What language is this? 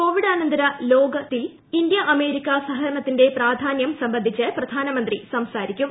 Malayalam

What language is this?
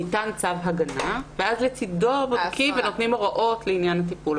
Hebrew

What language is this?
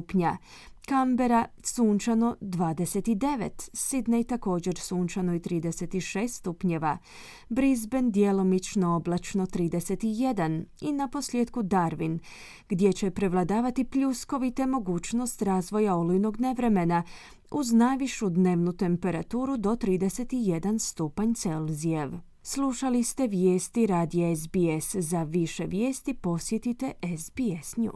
Croatian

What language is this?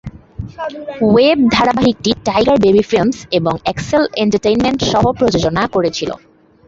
Bangla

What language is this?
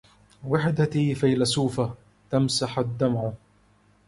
Arabic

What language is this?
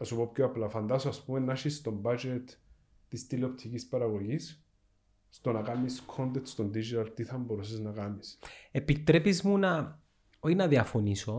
Greek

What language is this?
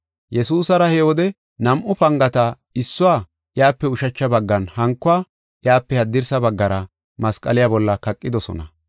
Gofa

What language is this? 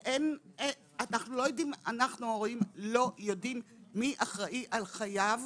Hebrew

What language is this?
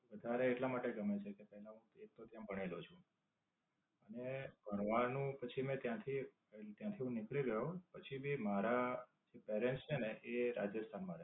Gujarati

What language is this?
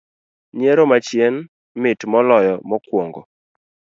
Luo (Kenya and Tanzania)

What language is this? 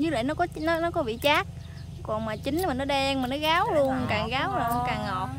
Vietnamese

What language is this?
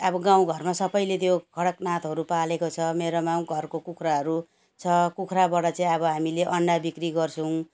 Nepali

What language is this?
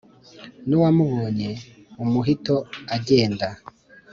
Kinyarwanda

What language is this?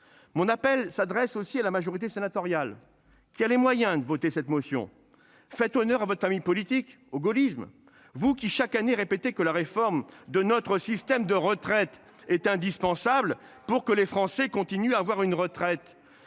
French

